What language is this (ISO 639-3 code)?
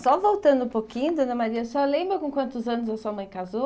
por